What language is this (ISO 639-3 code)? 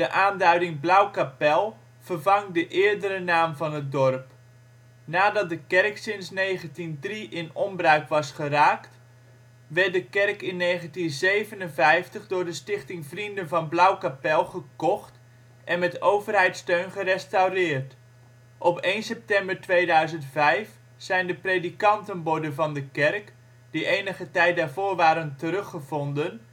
nld